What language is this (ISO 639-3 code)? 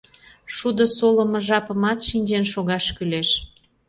chm